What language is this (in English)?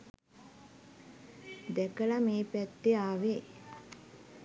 Sinhala